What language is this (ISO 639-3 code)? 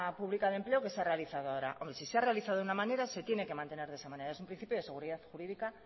spa